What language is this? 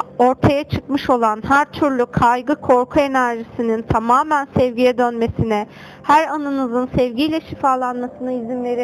Turkish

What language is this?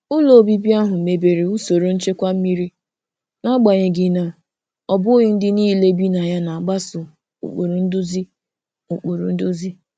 Igbo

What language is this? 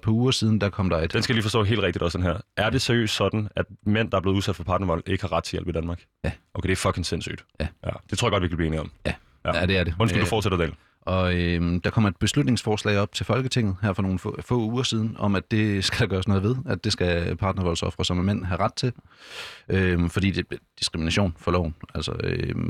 Danish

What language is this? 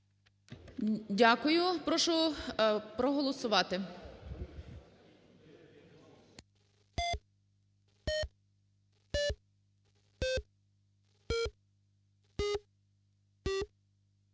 Ukrainian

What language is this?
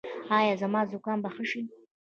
Pashto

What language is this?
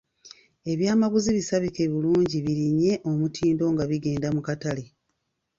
Ganda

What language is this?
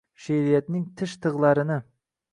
Uzbek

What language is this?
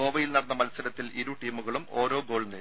Malayalam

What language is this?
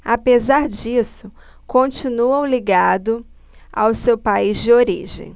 Portuguese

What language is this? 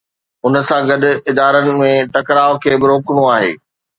Sindhi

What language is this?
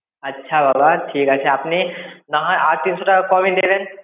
Bangla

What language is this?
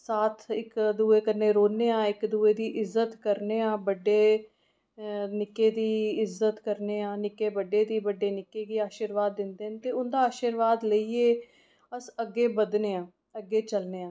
Dogri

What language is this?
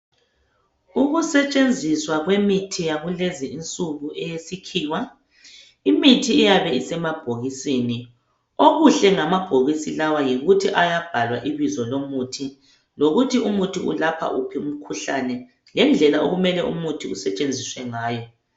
North Ndebele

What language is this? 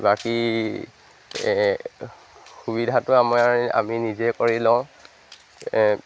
Assamese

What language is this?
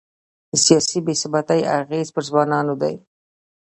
Pashto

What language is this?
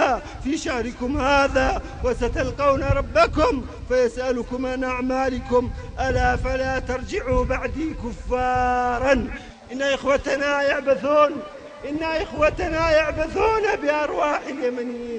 Arabic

